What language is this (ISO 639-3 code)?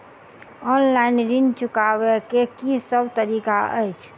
mai